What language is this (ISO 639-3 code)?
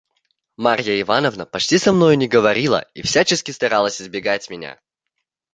rus